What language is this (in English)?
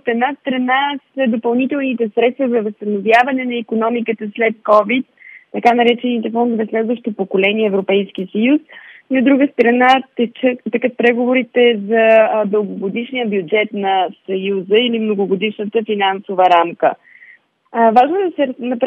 Bulgarian